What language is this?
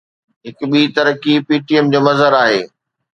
Sindhi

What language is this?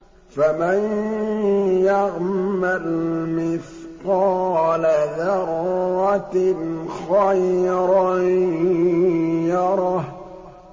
Arabic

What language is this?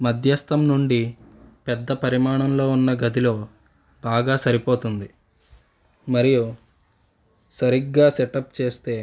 Telugu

